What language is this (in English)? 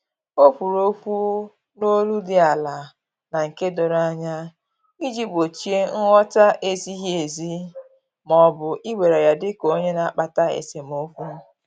Igbo